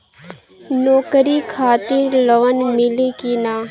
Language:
Bhojpuri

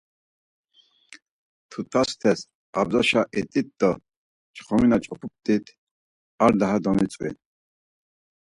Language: Laz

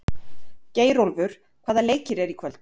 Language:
Icelandic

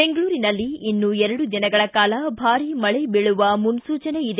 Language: Kannada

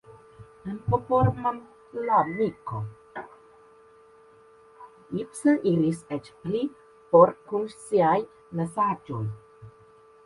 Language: Esperanto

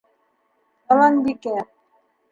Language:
Bashkir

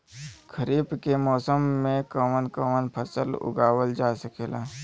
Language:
Bhojpuri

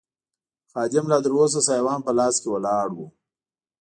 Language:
Pashto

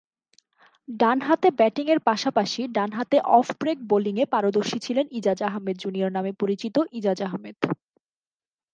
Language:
Bangla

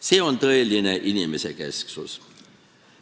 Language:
Estonian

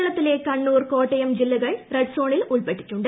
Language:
Malayalam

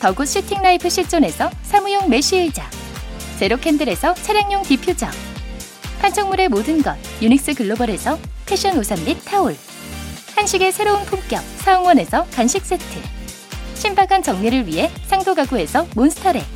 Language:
Korean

